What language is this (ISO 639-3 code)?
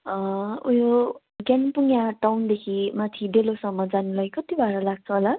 nep